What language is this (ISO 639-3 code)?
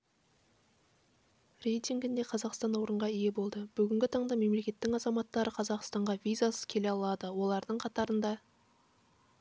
kaz